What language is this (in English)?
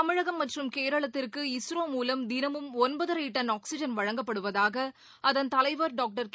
Tamil